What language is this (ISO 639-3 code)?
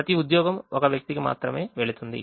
tel